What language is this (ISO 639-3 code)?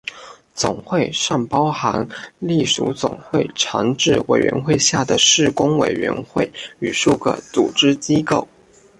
zho